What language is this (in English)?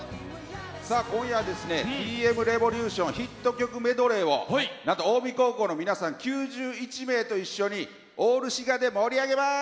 Japanese